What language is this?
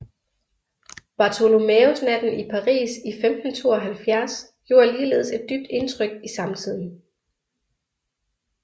Danish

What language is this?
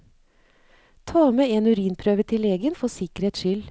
Norwegian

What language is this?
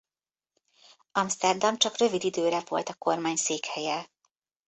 Hungarian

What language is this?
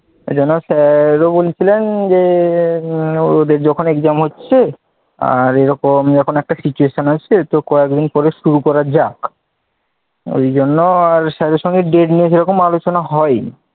Bangla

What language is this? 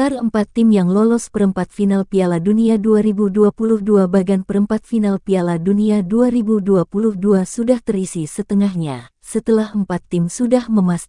Indonesian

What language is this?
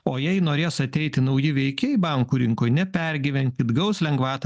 Lithuanian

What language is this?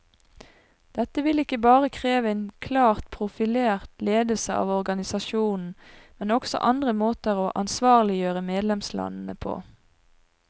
Norwegian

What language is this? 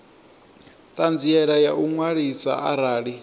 Venda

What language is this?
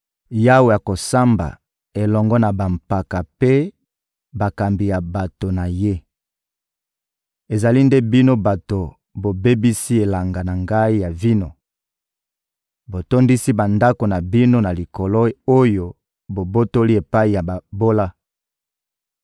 Lingala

